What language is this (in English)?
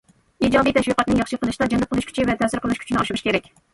Uyghur